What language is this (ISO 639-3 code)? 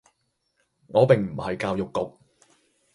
yue